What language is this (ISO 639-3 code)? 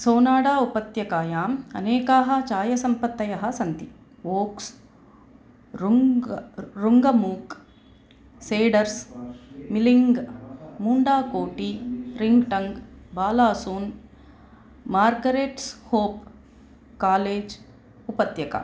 san